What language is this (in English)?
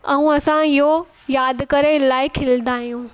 Sindhi